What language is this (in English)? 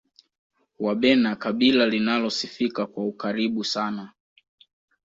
Swahili